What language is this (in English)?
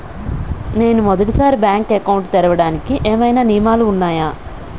Telugu